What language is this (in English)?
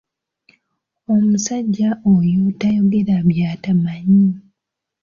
Ganda